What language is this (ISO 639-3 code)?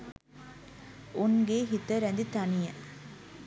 sin